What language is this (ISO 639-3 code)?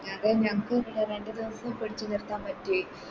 mal